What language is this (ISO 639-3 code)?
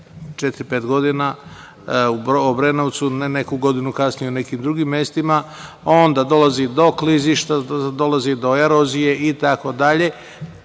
srp